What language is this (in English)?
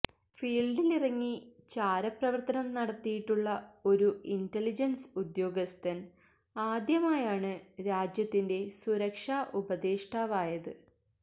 Malayalam